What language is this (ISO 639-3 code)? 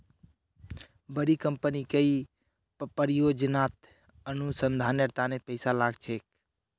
mag